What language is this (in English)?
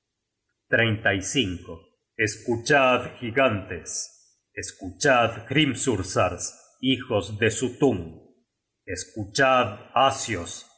Spanish